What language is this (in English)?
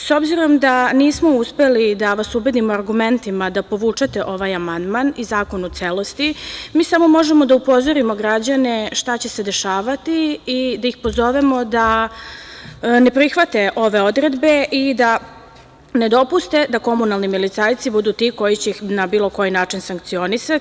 Serbian